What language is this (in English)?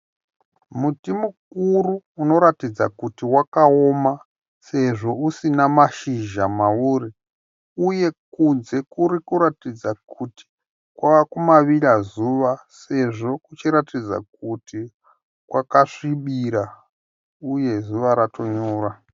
Shona